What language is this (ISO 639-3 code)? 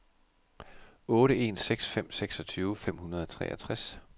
dan